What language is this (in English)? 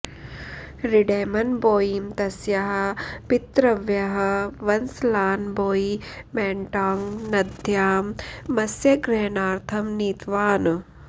Sanskrit